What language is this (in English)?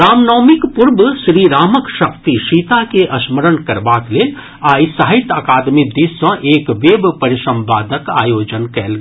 Maithili